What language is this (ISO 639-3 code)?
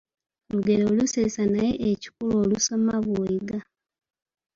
lug